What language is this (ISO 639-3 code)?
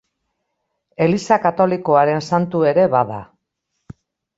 eus